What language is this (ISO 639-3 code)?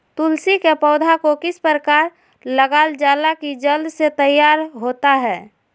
mag